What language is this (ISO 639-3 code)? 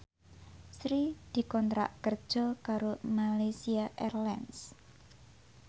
jav